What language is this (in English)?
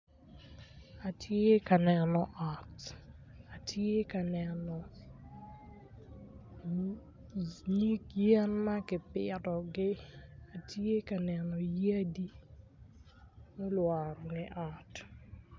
Acoli